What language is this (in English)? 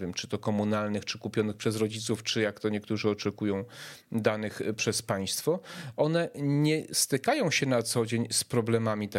Polish